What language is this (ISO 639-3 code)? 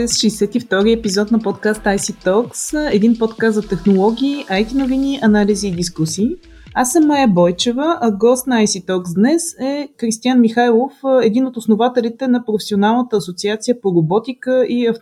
bul